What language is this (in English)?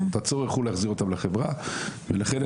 Hebrew